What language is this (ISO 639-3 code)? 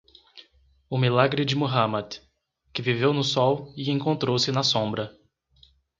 por